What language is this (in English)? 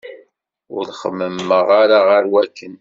Kabyle